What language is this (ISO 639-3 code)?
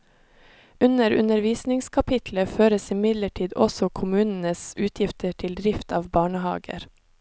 nor